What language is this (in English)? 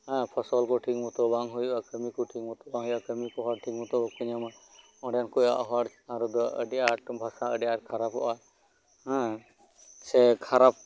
Santali